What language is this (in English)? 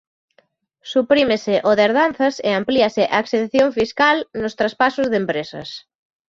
Galician